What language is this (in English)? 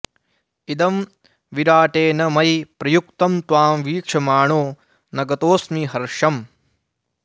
Sanskrit